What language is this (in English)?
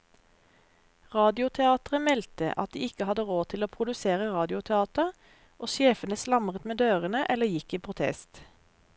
Norwegian